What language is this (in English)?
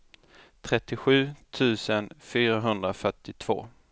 Swedish